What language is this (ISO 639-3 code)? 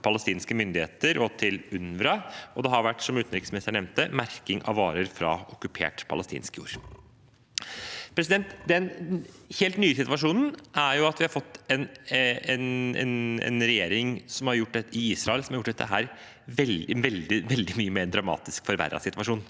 nor